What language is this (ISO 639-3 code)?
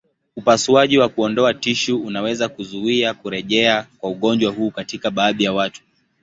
swa